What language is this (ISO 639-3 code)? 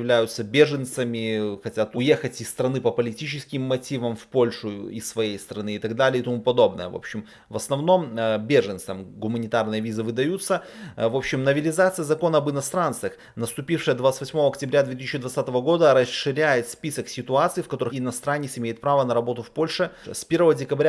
rus